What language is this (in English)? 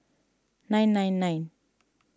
English